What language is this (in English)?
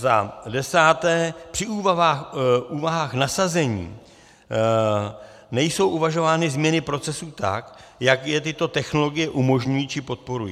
Czech